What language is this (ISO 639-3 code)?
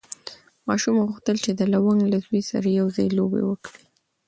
pus